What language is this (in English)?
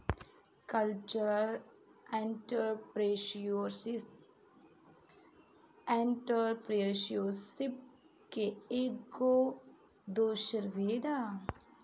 Bhojpuri